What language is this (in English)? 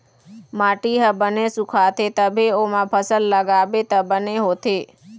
Chhattisgarhi